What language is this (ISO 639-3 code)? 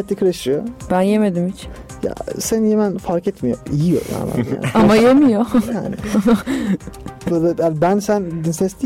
tur